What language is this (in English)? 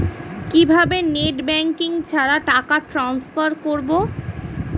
Bangla